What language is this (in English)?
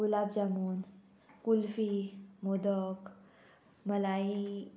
Konkani